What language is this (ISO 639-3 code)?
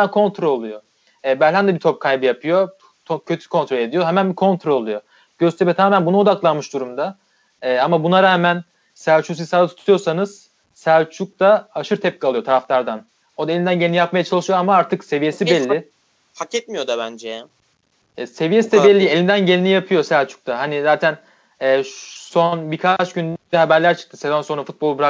tur